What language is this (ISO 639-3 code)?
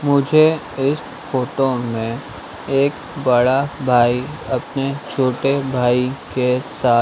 hin